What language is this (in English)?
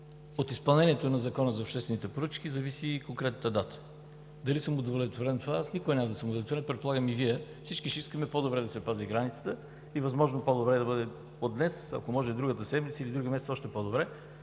Bulgarian